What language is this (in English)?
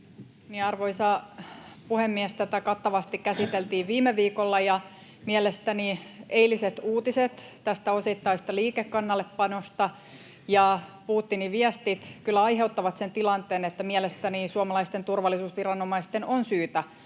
Finnish